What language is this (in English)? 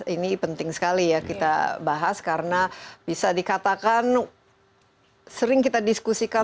Indonesian